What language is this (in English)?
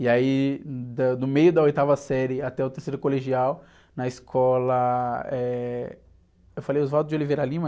Portuguese